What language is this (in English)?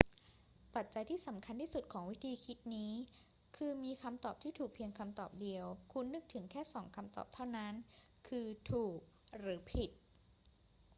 Thai